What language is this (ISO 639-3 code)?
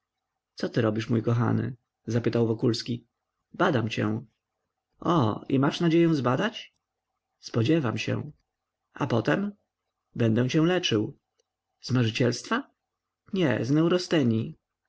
pol